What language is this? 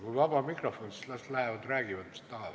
Estonian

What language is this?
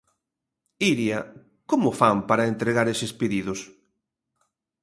Galician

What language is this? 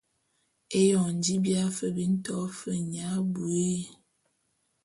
Bulu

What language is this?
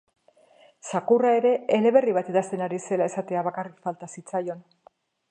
Basque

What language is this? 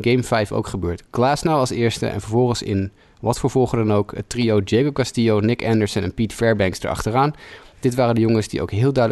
Dutch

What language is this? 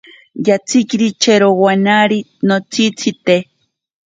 Ashéninka Perené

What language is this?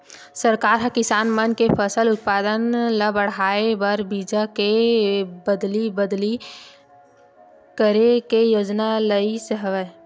Chhattisgarhi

